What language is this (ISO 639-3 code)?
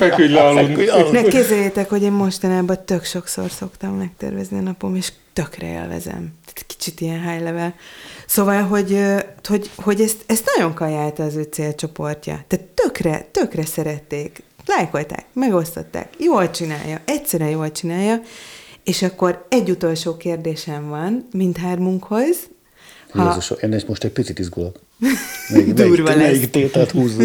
hun